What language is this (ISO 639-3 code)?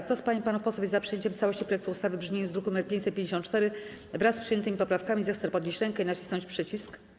pol